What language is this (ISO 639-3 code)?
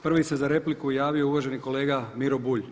hrv